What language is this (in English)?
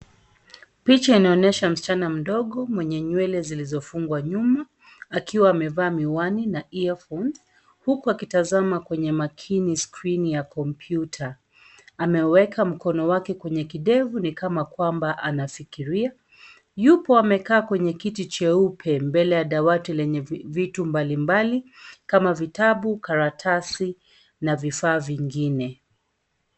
Swahili